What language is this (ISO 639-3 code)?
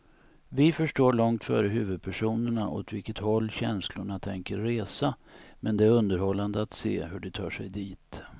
swe